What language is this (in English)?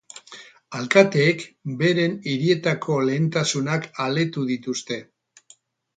Basque